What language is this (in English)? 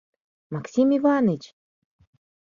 Mari